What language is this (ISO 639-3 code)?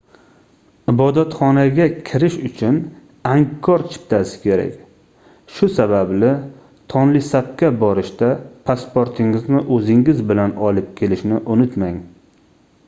uzb